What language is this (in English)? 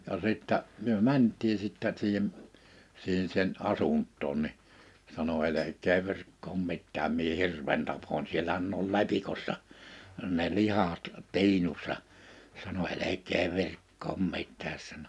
Finnish